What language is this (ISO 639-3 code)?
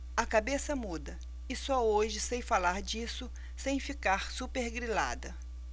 por